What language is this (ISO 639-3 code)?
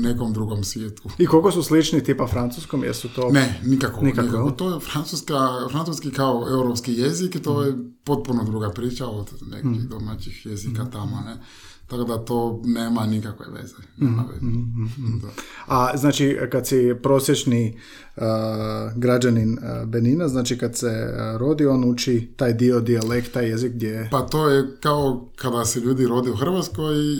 hrv